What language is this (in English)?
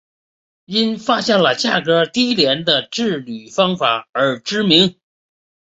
Chinese